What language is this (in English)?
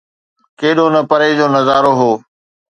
Sindhi